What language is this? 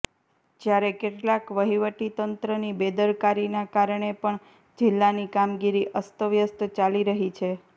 Gujarati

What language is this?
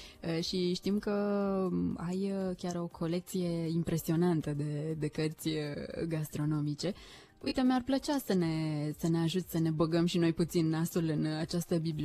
Romanian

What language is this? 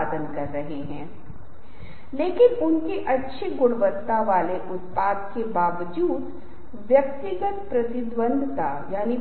Hindi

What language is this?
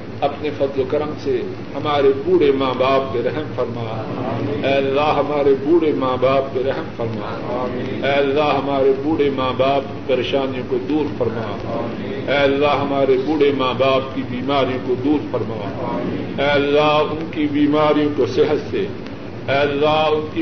Urdu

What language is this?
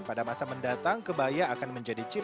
Indonesian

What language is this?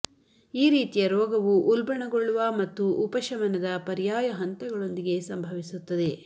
Kannada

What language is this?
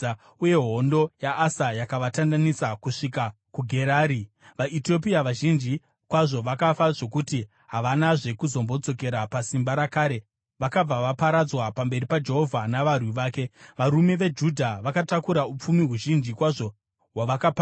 Shona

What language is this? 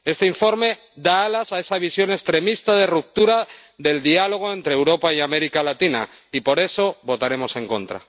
Spanish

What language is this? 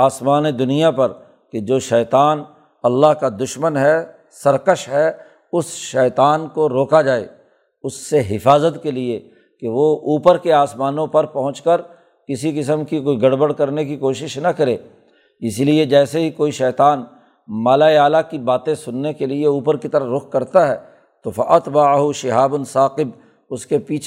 Urdu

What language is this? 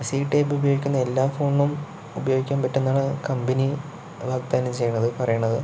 Malayalam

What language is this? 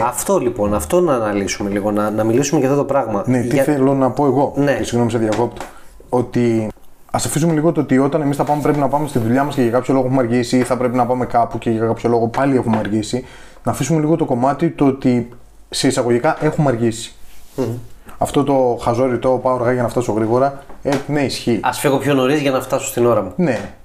Greek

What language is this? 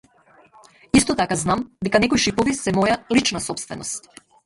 Macedonian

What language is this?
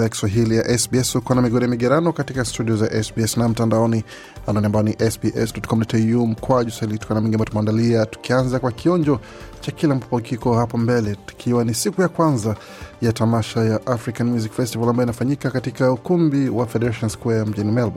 Swahili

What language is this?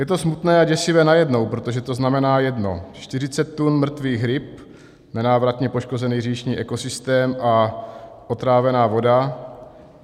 Czech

